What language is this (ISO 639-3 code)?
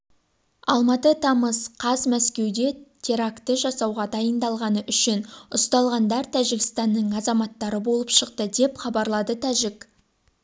kaz